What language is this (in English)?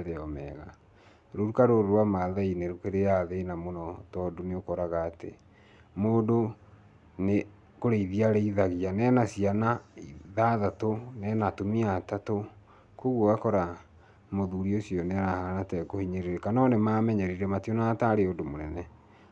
Kikuyu